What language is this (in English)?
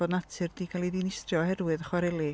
Welsh